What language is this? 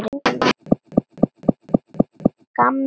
Icelandic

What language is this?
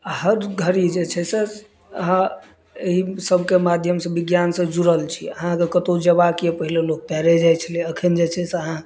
Maithili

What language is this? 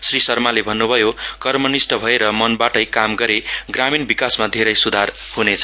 Nepali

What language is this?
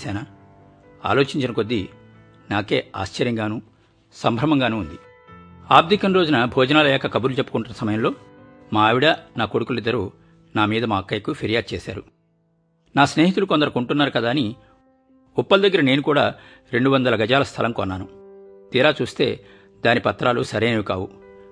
Telugu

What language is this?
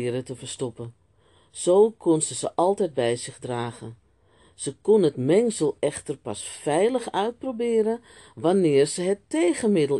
Dutch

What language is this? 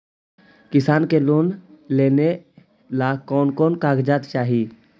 Magahi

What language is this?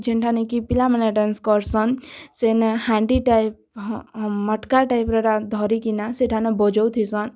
Odia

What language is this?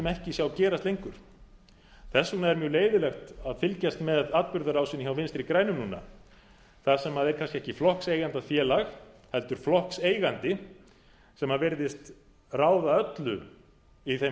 Icelandic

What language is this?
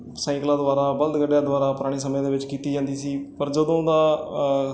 Punjabi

